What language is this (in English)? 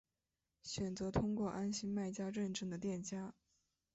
Chinese